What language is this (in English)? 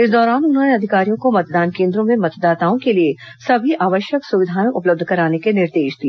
Hindi